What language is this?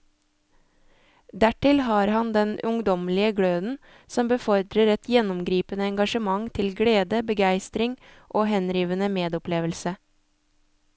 Norwegian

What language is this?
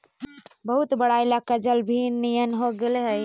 Magahi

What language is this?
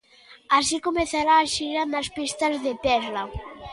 Galician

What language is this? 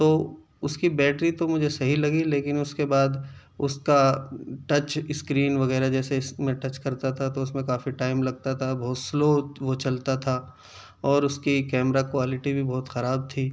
Urdu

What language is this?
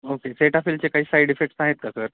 Marathi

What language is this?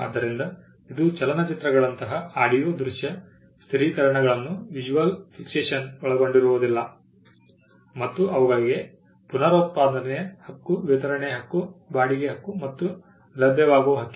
Kannada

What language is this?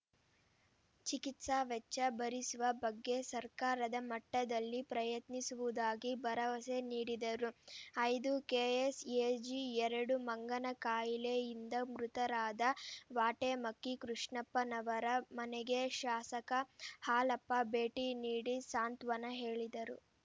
Kannada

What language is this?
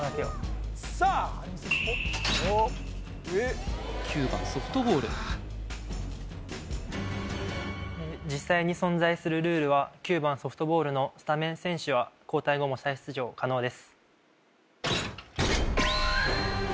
Japanese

